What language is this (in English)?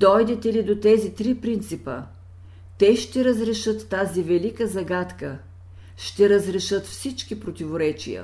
Bulgarian